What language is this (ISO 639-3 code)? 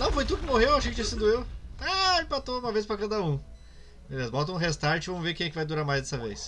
por